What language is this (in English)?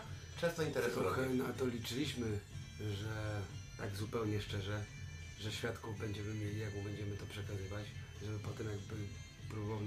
Polish